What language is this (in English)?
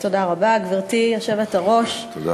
Hebrew